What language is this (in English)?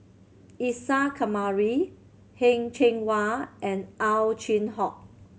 English